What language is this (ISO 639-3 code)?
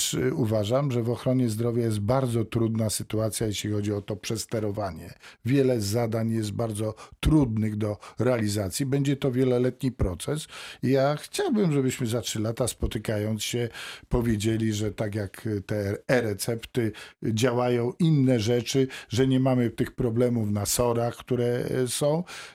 pol